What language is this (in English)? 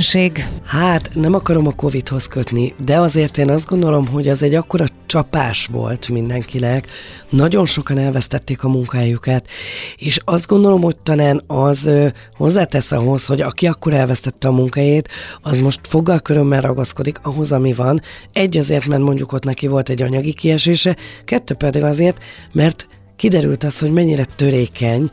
Hungarian